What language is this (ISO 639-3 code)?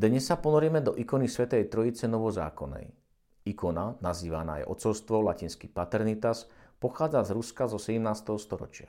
slk